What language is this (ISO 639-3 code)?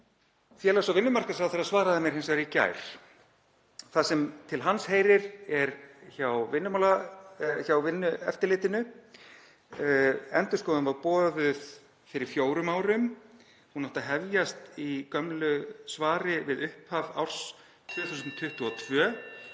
isl